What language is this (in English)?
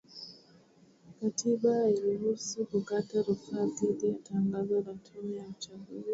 Swahili